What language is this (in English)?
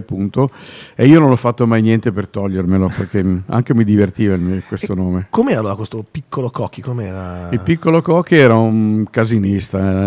Italian